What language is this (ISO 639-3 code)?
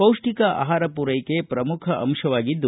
kan